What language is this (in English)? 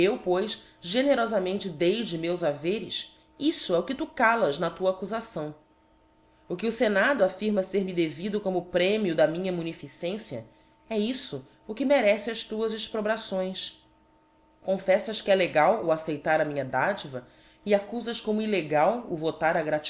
Portuguese